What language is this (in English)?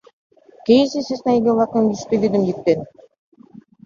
Mari